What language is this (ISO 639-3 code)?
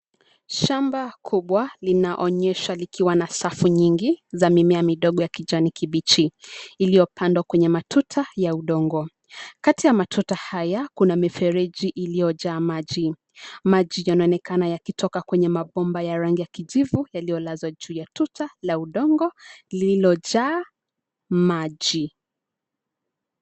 swa